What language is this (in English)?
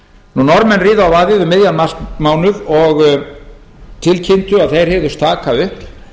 Icelandic